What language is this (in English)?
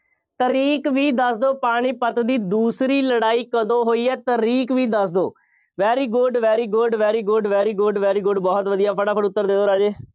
Punjabi